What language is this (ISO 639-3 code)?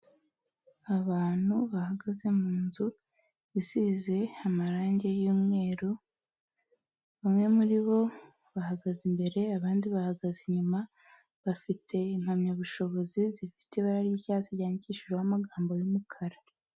kin